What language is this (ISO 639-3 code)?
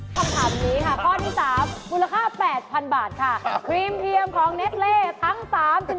tha